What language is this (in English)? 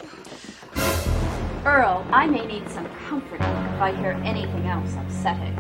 French